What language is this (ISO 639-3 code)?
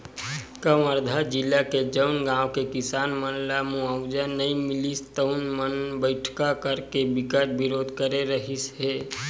hne